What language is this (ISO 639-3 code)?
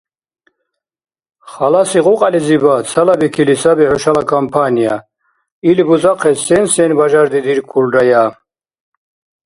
dar